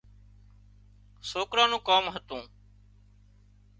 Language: Wadiyara Koli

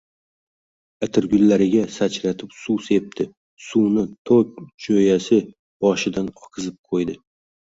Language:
Uzbek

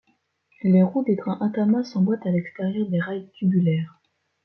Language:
French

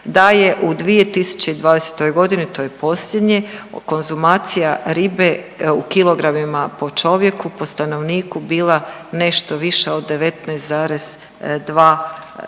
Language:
Croatian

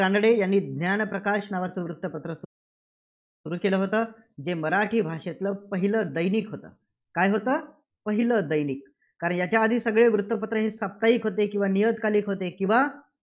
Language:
Marathi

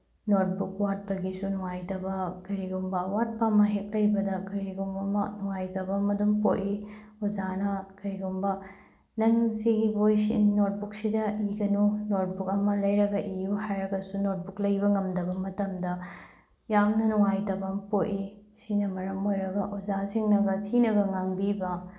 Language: Manipuri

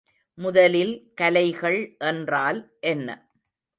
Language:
Tamil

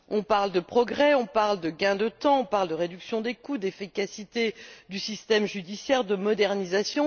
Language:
French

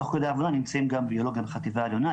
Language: Hebrew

